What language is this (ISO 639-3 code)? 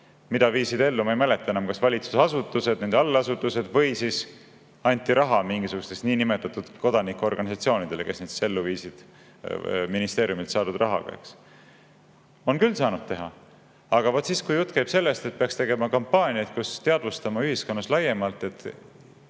est